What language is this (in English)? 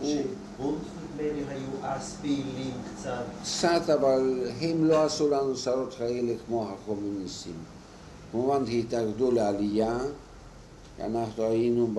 Hebrew